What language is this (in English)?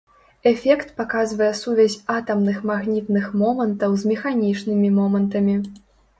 Belarusian